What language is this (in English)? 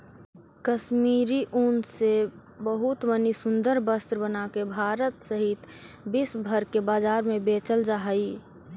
Magahi